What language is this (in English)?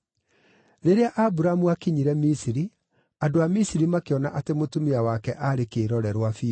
Kikuyu